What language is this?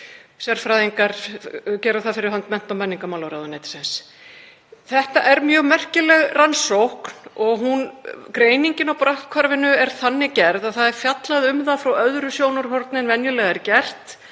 Icelandic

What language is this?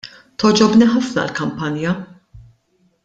Maltese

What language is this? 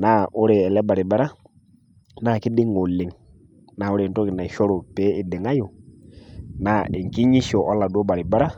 Masai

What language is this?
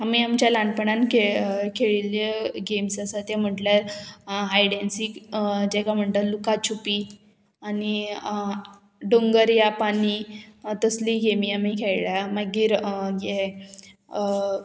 Konkani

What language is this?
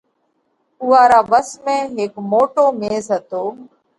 Parkari Koli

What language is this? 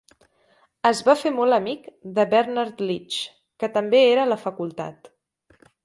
Catalan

